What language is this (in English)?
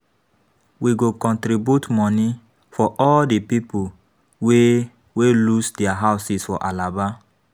Nigerian Pidgin